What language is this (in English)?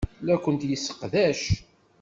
Kabyle